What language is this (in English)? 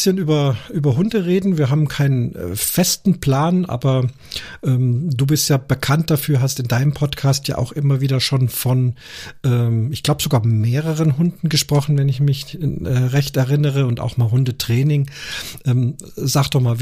German